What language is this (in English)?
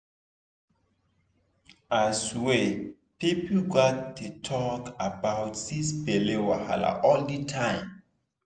Nigerian Pidgin